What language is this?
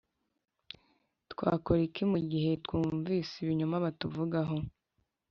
Kinyarwanda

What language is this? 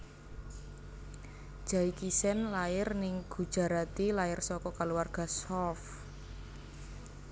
Javanese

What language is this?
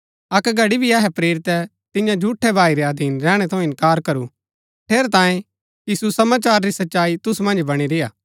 Gaddi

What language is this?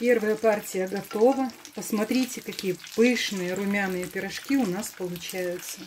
Russian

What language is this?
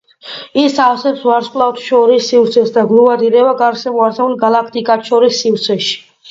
Georgian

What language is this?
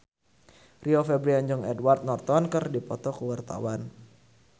Sundanese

